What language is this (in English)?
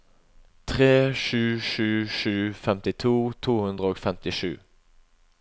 Norwegian